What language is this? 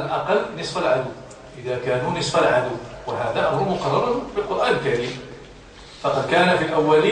Arabic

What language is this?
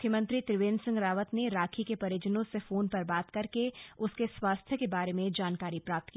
Hindi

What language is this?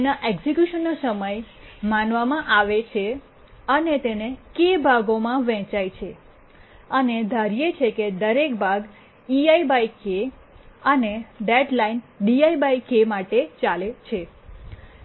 Gujarati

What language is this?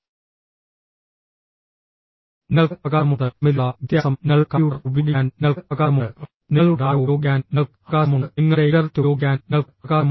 Malayalam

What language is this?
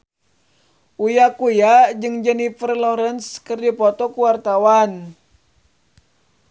Sundanese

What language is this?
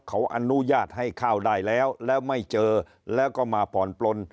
Thai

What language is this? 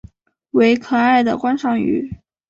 Chinese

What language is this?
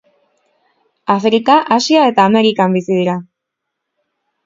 Basque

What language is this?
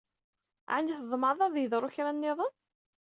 Kabyle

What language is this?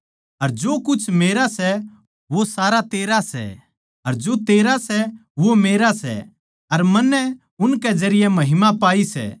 Haryanvi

